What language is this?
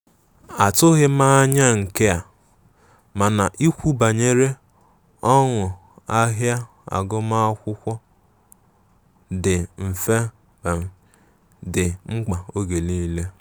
Igbo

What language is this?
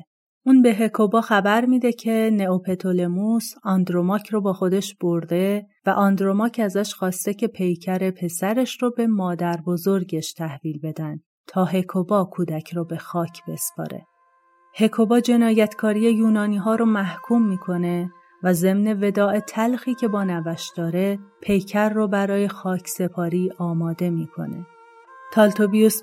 Persian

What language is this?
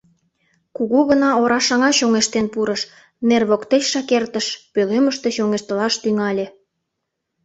Mari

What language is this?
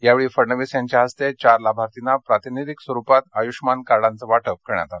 Marathi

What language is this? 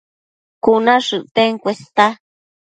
Matsés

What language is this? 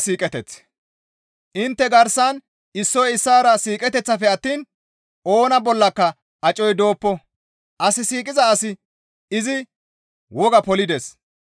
Gamo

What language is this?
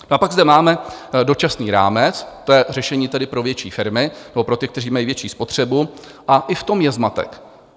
Czech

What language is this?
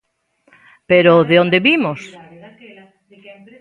Galician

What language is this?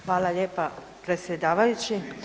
Croatian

